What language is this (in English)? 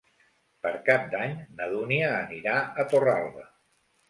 Catalan